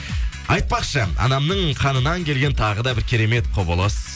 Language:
Kazakh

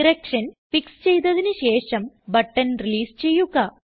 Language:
Malayalam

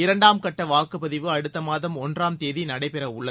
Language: Tamil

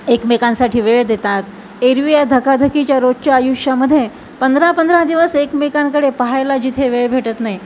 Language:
Marathi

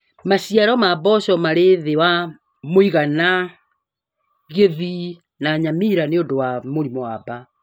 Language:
Kikuyu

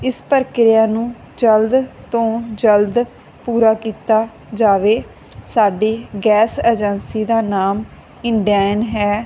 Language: Punjabi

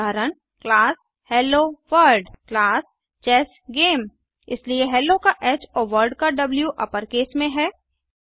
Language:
Hindi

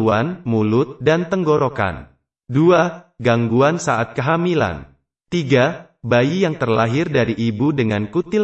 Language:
Indonesian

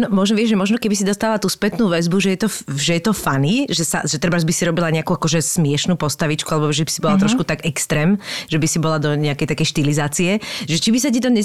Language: Slovak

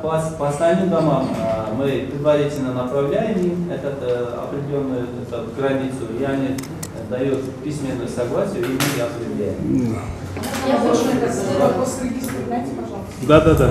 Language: Russian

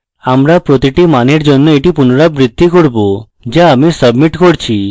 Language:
Bangla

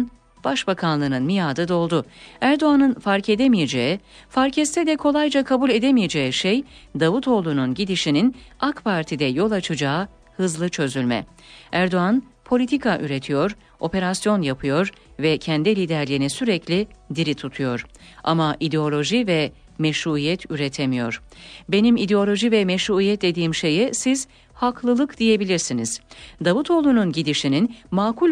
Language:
Turkish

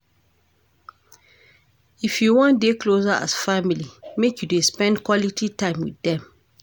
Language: Nigerian Pidgin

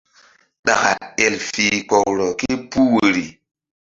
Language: Mbum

